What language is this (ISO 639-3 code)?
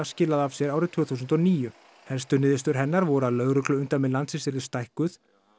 isl